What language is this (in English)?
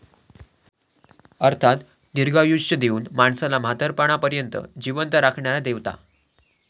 Marathi